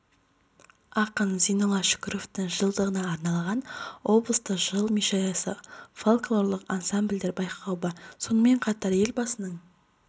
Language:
Kazakh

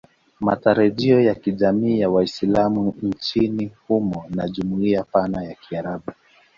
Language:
Swahili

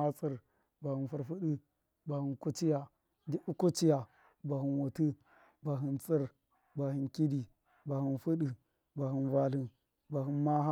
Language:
Miya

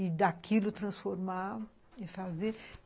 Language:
Portuguese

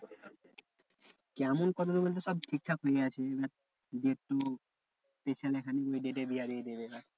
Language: Bangla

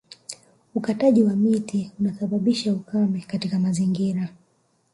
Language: Swahili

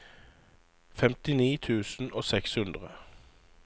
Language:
Norwegian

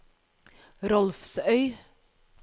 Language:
Norwegian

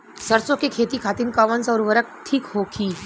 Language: Bhojpuri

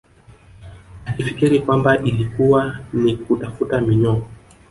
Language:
Swahili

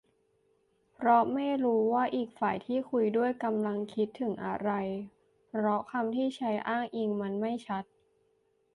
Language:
Thai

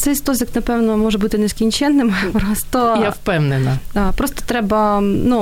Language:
Ukrainian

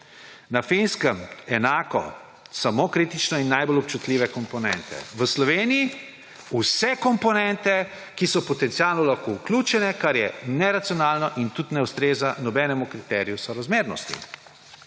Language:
Slovenian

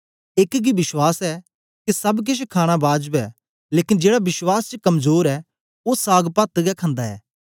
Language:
Dogri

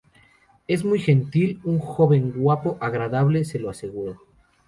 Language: Spanish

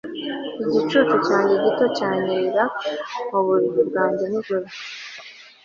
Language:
Kinyarwanda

